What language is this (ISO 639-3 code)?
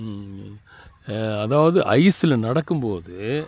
tam